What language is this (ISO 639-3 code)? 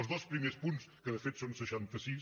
cat